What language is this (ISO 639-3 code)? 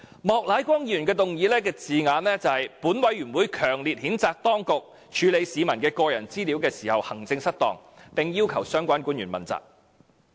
yue